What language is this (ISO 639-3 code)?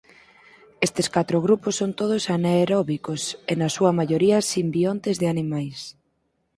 glg